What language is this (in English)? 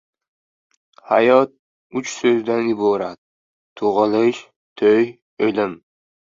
Uzbek